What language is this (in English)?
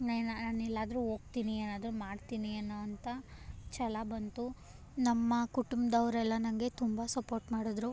Kannada